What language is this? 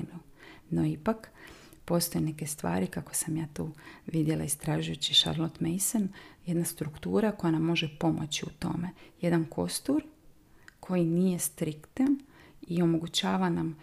Croatian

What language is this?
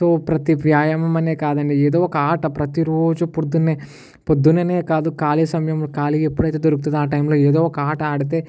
Telugu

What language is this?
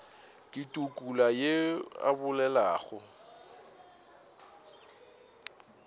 Northern Sotho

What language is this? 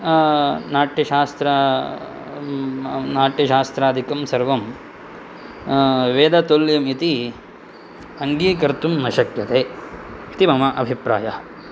Sanskrit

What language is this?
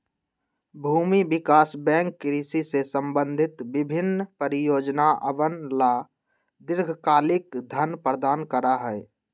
Magahi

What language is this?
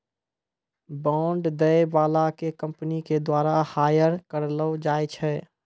Maithili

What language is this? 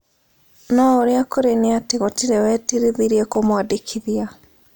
Kikuyu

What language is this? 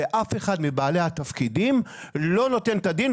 Hebrew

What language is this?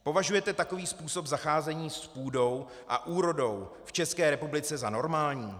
Czech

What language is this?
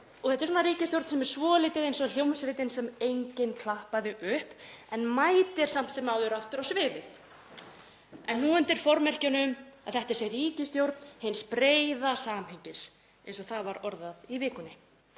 Icelandic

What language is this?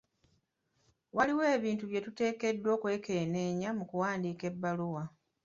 Ganda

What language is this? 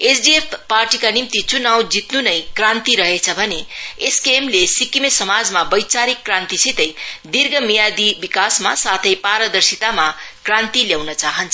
Nepali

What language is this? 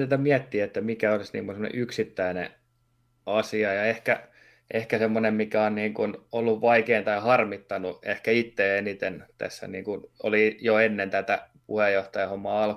Finnish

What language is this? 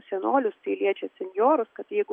Lithuanian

